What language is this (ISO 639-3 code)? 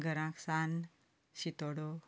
kok